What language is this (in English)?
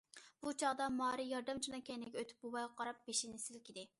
Uyghur